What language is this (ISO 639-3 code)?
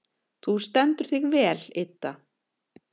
isl